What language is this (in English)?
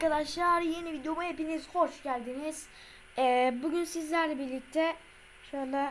Turkish